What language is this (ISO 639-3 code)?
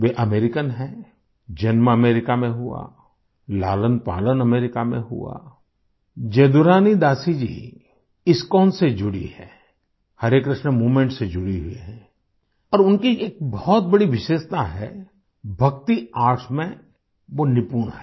hin